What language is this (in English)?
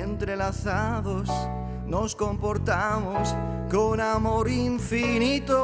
Spanish